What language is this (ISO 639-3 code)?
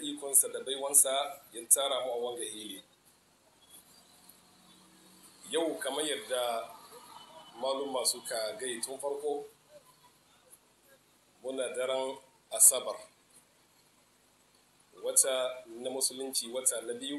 ara